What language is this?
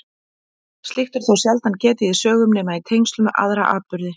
Icelandic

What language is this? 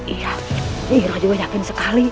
Indonesian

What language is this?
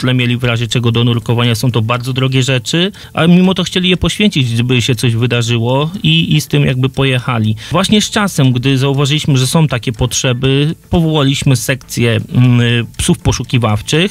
Polish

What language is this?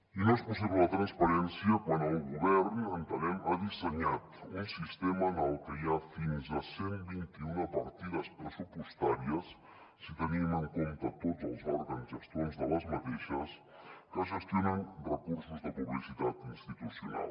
Catalan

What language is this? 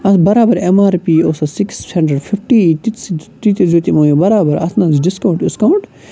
Kashmiri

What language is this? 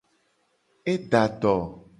Gen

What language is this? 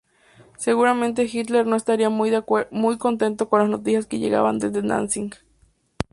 Spanish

